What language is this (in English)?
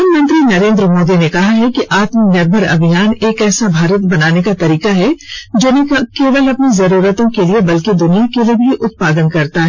Hindi